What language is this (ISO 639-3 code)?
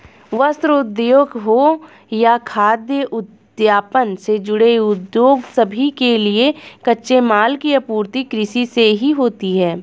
hin